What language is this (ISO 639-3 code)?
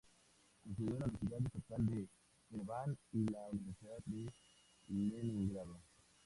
spa